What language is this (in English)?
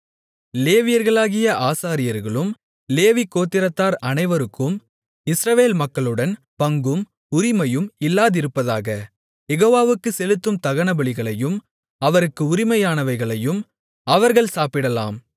Tamil